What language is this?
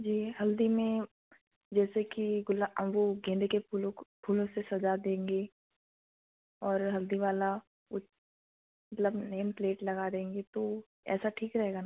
Hindi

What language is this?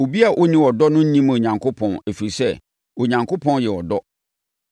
Akan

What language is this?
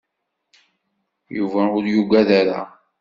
Kabyle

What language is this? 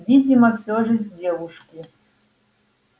Russian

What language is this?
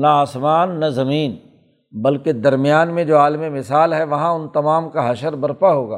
Urdu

